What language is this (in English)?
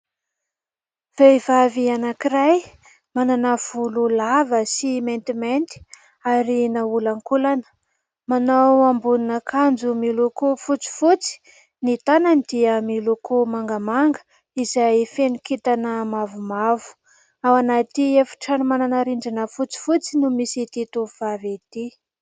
Malagasy